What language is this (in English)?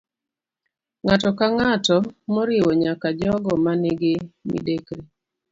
Luo (Kenya and Tanzania)